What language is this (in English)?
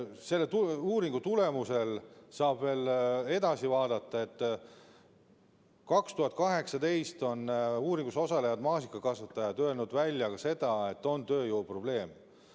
Estonian